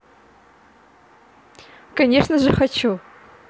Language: Russian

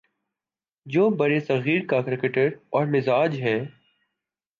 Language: Urdu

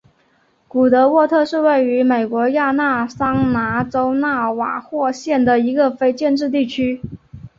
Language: Chinese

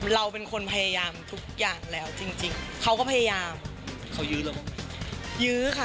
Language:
Thai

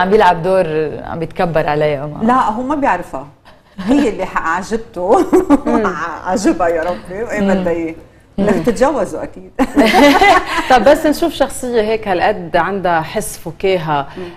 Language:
Arabic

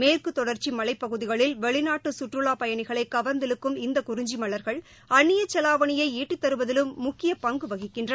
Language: Tamil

